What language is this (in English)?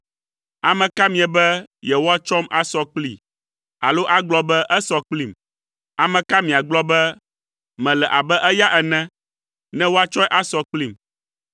Ewe